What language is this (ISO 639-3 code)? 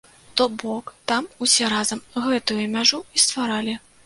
bel